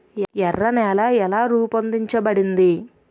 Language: Telugu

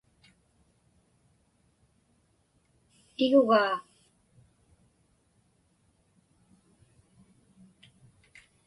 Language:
Inupiaq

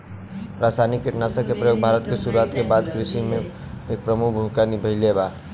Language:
Bhojpuri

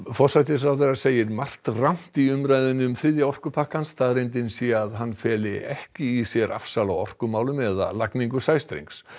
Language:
Icelandic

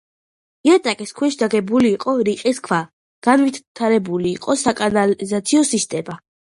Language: Georgian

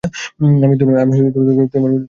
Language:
Bangla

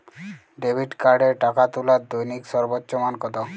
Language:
Bangla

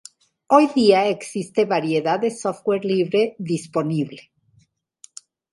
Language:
Spanish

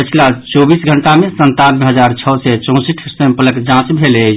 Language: Maithili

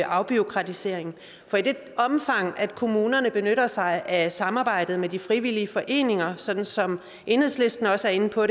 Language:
Danish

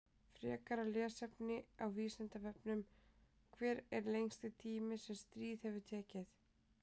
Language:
Icelandic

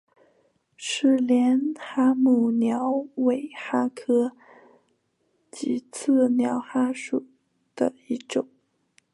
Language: Chinese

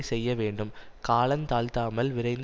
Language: Tamil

